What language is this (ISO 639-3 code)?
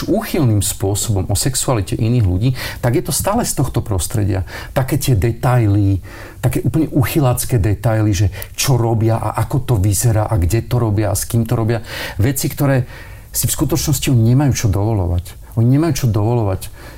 slk